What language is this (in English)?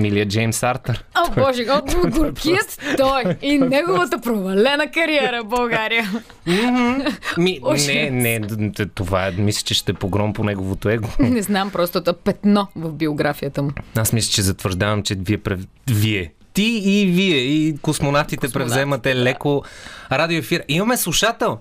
Bulgarian